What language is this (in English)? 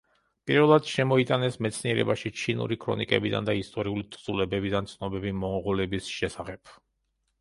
Georgian